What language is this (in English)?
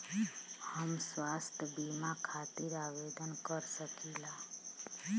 Bhojpuri